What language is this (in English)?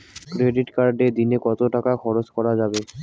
Bangla